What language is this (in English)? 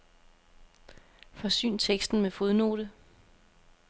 Danish